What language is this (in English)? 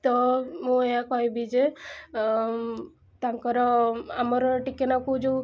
Odia